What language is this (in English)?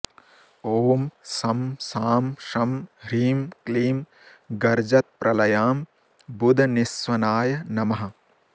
Sanskrit